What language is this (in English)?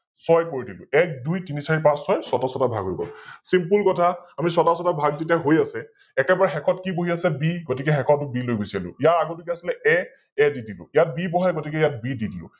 Assamese